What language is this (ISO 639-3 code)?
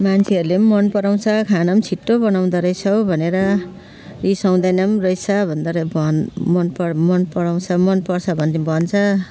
nep